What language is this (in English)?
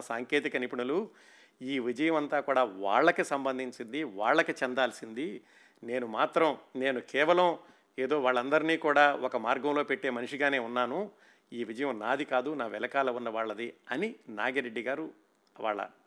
Telugu